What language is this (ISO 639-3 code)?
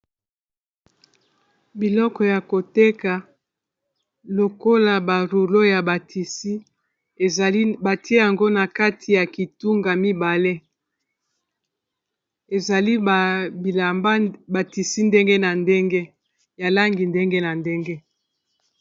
lin